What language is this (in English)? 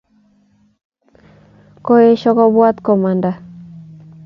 Kalenjin